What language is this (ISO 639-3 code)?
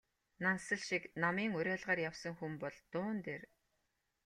mon